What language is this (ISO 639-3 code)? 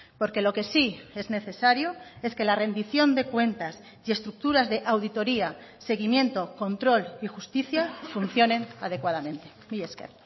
spa